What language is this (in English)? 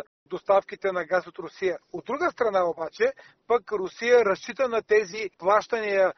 Bulgarian